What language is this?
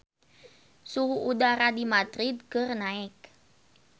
Sundanese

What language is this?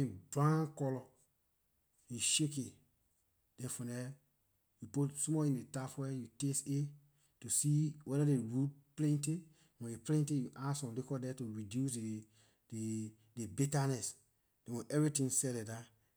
Liberian English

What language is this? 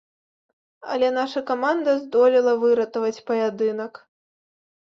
Belarusian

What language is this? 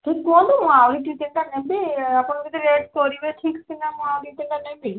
Odia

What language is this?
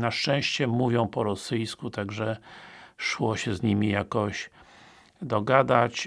Polish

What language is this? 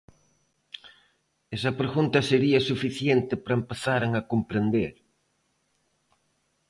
Galician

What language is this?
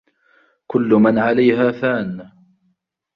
Arabic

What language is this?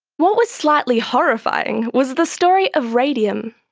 English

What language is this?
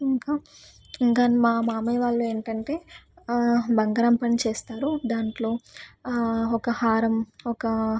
Telugu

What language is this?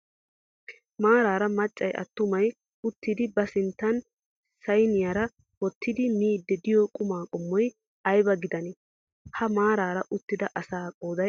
Wolaytta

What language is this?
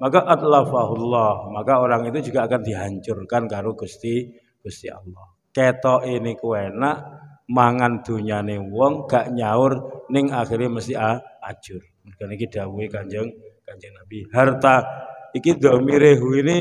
Indonesian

